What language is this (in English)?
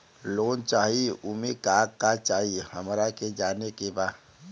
Bhojpuri